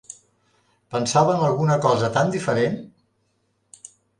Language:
Catalan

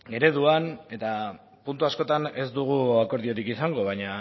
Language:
Basque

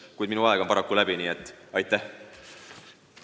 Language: Estonian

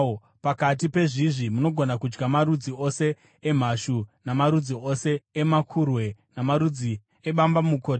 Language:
Shona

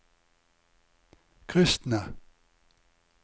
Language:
Norwegian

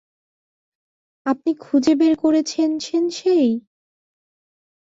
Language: Bangla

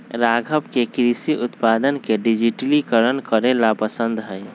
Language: Magahi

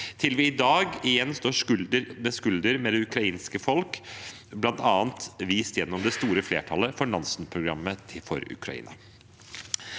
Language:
Norwegian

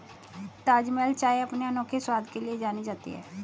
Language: Hindi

